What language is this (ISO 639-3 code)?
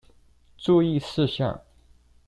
zho